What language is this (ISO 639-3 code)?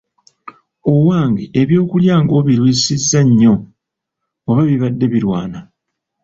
lug